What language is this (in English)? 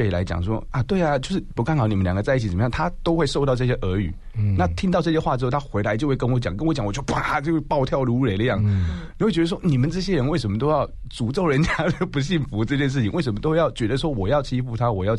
Chinese